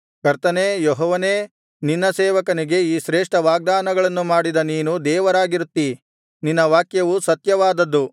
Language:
Kannada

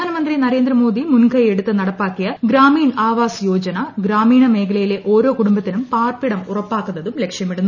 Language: Malayalam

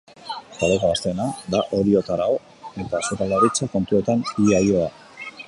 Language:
Basque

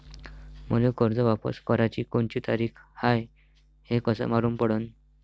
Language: Marathi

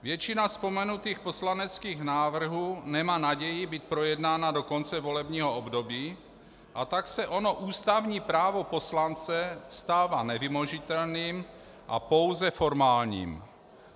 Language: Czech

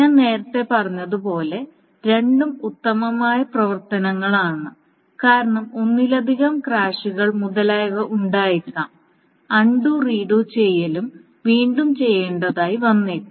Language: Malayalam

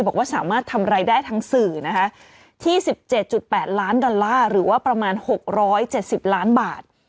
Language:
Thai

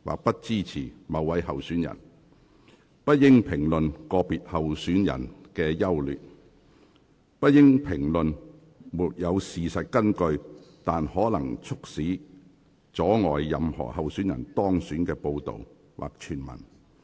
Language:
Cantonese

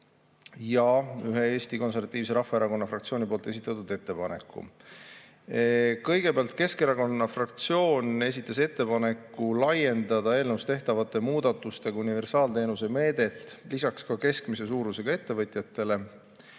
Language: Estonian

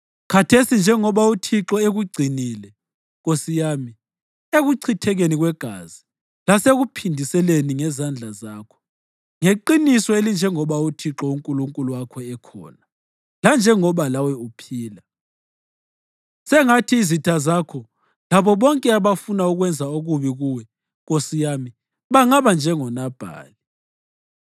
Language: North Ndebele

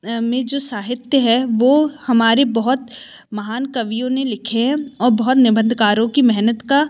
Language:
Hindi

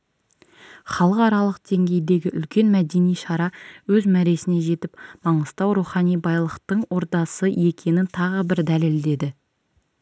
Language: Kazakh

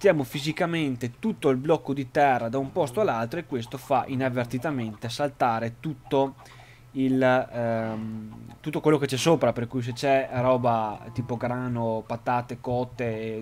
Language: Italian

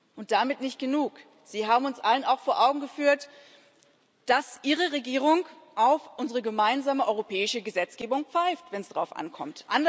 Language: German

